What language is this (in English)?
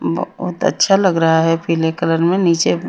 Hindi